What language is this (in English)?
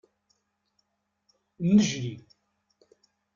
Kabyle